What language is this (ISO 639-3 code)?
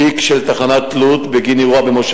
heb